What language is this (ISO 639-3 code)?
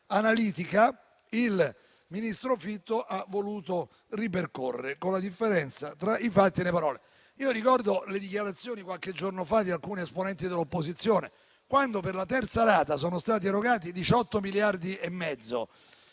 ita